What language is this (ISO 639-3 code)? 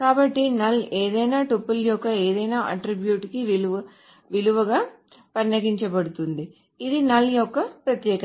tel